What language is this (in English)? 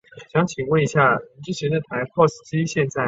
Chinese